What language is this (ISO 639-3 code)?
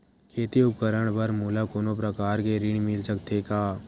hne